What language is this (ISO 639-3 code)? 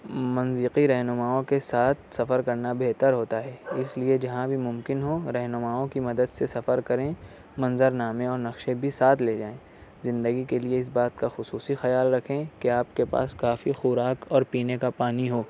urd